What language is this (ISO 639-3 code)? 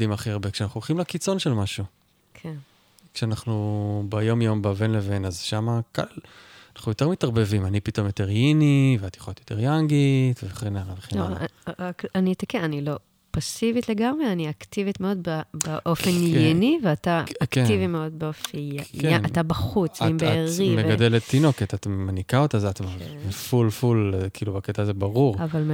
heb